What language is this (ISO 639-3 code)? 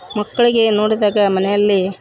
kan